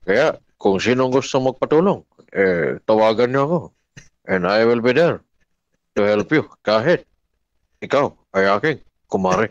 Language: Filipino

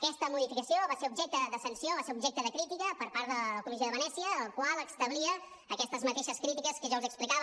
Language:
Catalan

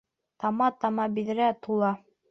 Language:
Bashkir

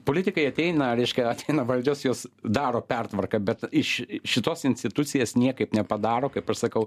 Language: Lithuanian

